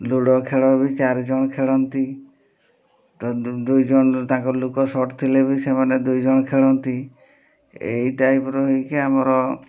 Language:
Odia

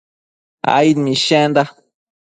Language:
Matsés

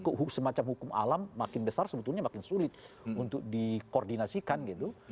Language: Indonesian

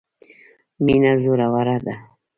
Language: Pashto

